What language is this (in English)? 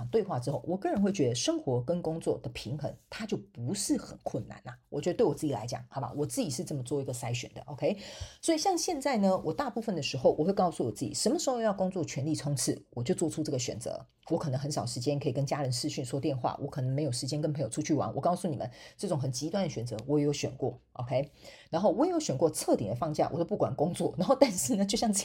Chinese